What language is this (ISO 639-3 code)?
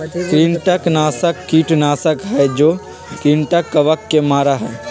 mag